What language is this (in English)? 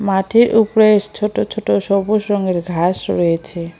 Bangla